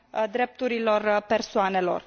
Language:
Romanian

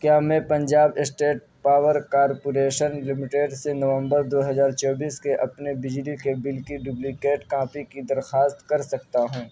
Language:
Urdu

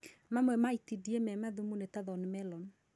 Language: Kikuyu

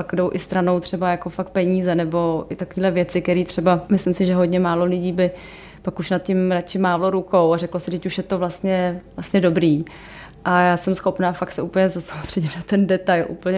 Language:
Czech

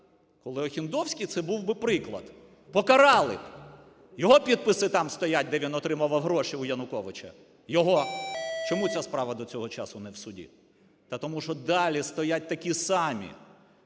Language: Ukrainian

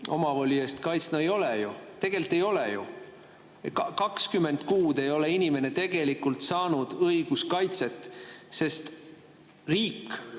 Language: Estonian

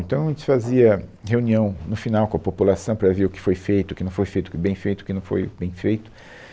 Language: Portuguese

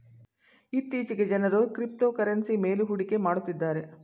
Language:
Kannada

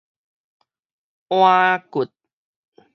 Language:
Min Nan Chinese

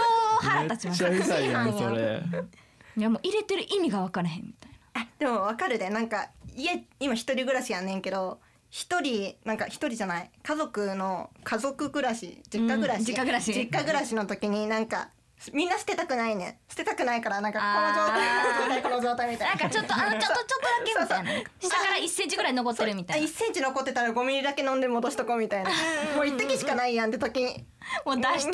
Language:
Japanese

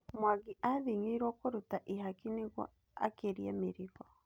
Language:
Kikuyu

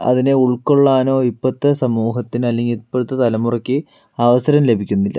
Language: Malayalam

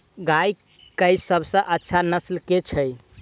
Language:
Maithili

